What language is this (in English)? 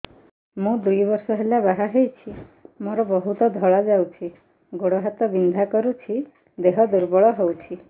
Odia